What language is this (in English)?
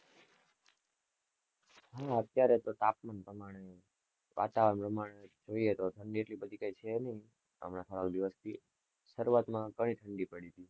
Gujarati